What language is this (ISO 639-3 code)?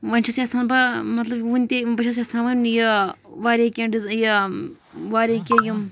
kas